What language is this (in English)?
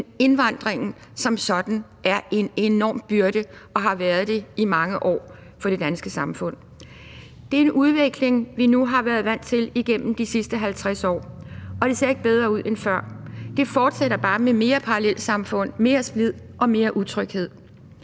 Danish